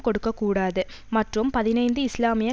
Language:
Tamil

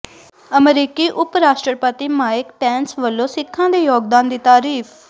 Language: Punjabi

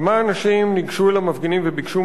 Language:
Hebrew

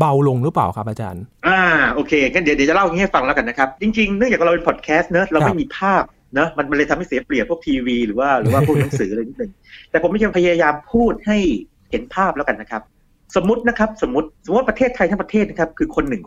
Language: Thai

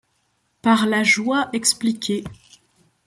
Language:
French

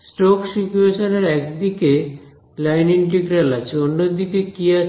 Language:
Bangla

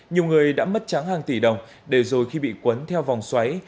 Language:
Vietnamese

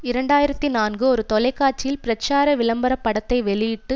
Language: Tamil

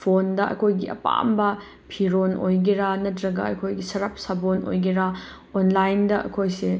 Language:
Manipuri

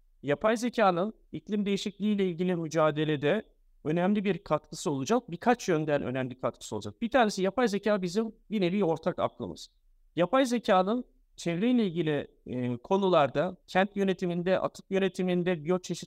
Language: Turkish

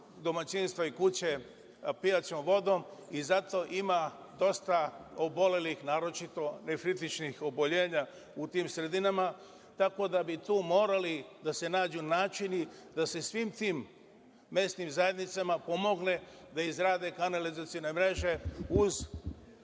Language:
Serbian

